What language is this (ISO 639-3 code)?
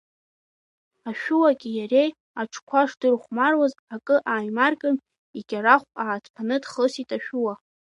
abk